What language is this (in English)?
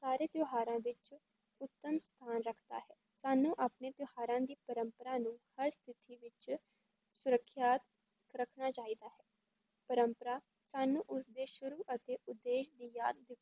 Punjabi